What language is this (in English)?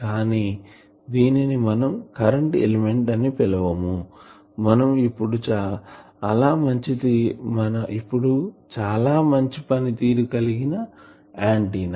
Telugu